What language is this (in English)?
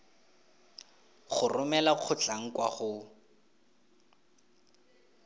Tswana